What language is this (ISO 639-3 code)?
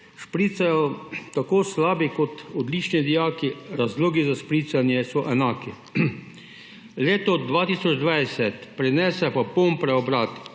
slv